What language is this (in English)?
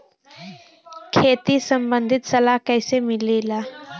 Bhojpuri